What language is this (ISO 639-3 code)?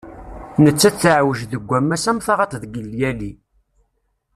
kab